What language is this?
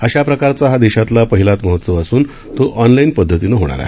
Marathi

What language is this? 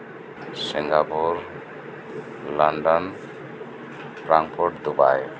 Santali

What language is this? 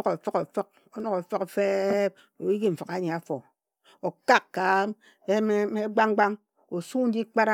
Ejagham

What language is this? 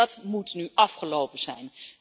Dutch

